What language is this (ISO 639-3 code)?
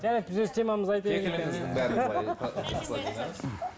kaz